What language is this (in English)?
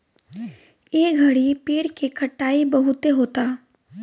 Bhojpuri